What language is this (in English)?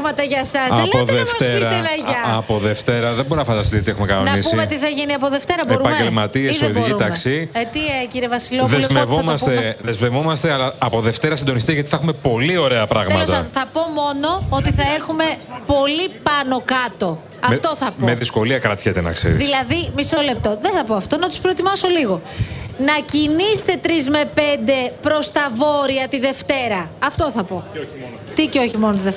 Greek